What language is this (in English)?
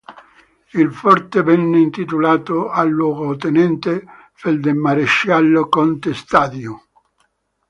Italian